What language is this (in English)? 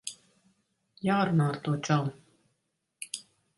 Latvian